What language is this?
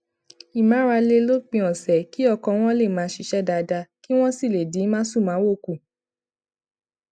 Yoruba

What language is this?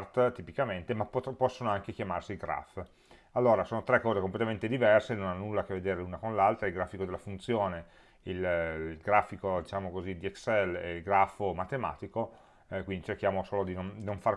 Italian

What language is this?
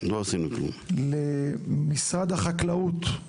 Hebrew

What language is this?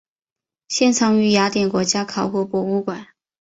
Chinese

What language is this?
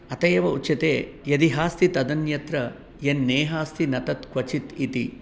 Sanskrit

